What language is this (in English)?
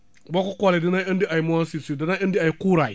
Wolof